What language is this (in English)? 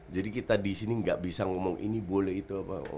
Indonesian